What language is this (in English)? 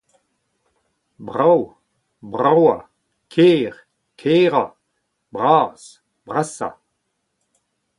Breton